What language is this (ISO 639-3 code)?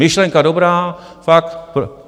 ces